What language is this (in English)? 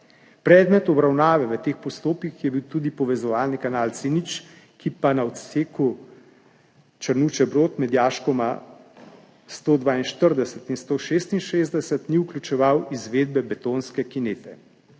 Slovenian